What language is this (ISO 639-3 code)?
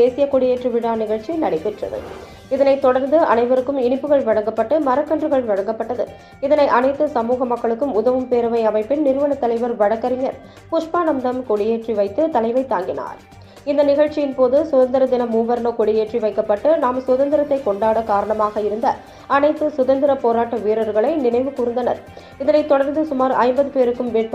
ron